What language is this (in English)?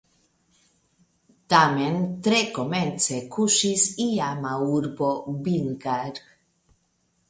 Esperanto